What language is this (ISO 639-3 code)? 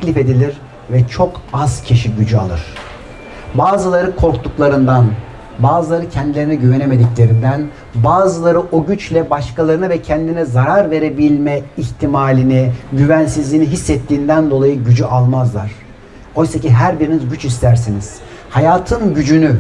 tur